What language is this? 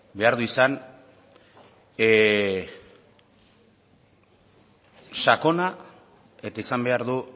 Basque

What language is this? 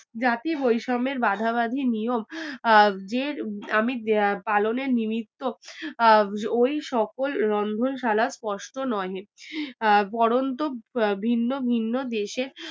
Bangla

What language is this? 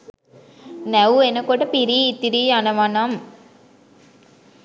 Sinhala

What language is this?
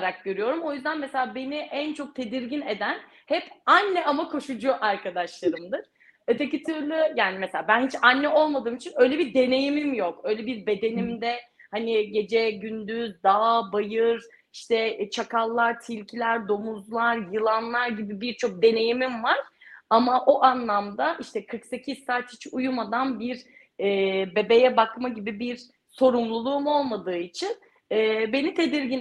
Turkish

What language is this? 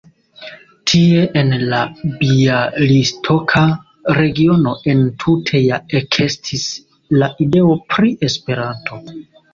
Esperanto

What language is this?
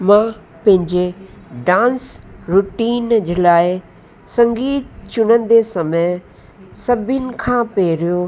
Sindhi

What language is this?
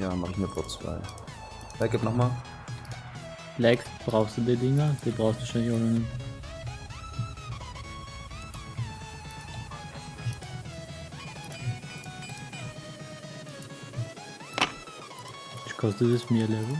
German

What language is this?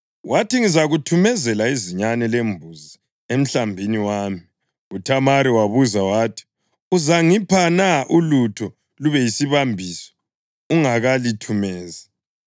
North Ndebele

